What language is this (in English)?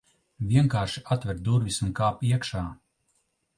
Latvian